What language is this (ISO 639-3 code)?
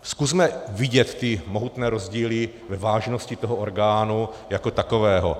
ces